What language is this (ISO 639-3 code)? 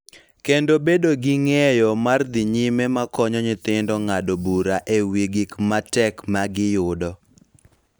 luo